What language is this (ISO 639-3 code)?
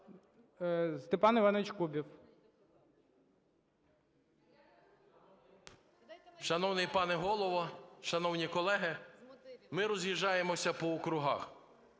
ukr